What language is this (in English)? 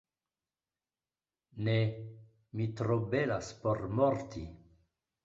Esperanto